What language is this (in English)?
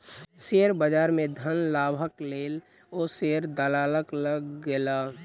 Maithili